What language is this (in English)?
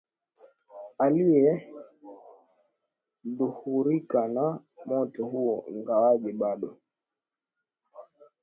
Swahili